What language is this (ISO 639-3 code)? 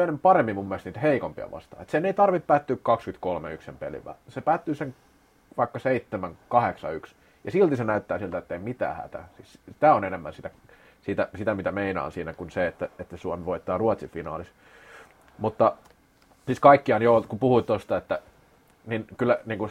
fin